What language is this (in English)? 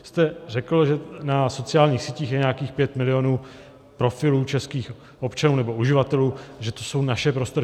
Czech